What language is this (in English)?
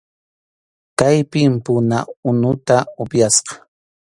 Arequipa-La Unión Quechua